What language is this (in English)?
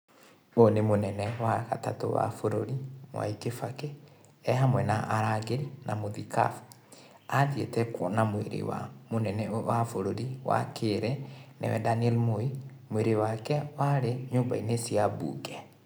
Kikuyu